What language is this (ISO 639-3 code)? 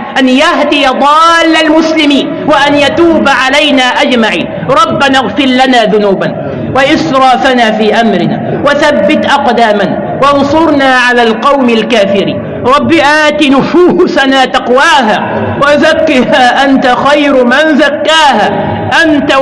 ara